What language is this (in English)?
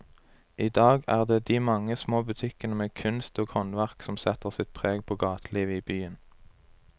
Norwegian